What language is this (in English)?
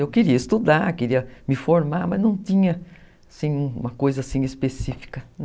Portuguese